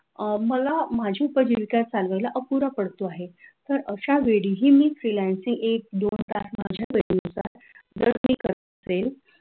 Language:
Marathi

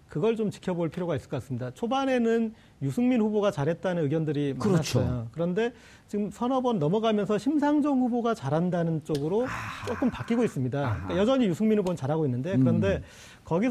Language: Korean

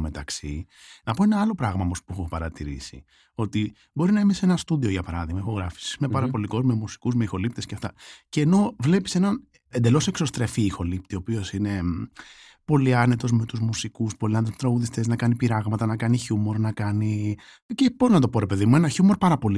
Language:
Greek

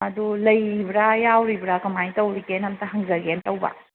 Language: Manipuri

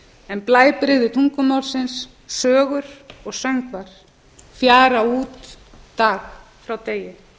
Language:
Icelandic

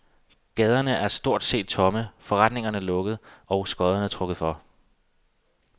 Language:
Danish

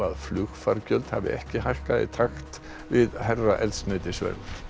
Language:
Icelandic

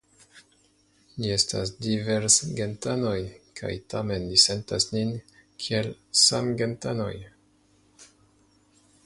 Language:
Esperanto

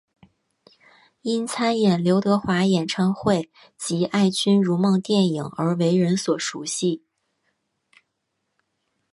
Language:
Chinese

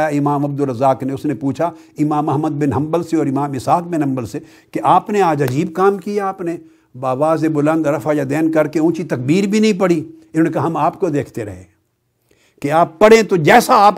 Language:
Urdu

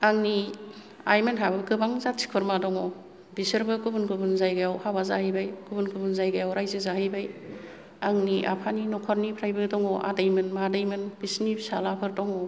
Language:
Bodo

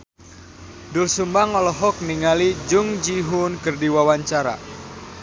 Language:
Sundanese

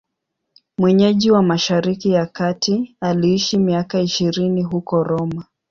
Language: Swahili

